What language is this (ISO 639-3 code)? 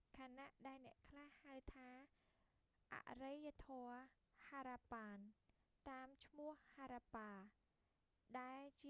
khm